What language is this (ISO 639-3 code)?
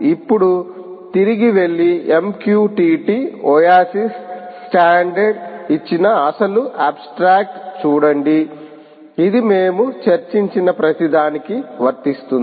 tel